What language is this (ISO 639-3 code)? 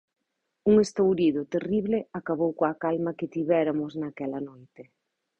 glg